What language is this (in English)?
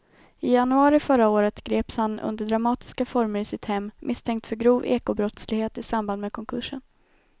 Swedish